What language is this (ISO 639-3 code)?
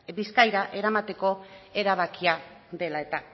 eus